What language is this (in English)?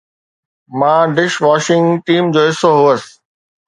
Sindhi